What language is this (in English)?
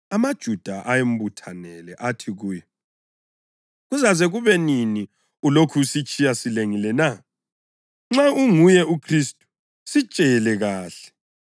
North Ndebele